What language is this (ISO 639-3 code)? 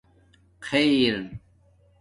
dmk